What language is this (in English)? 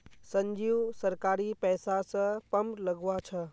Magahi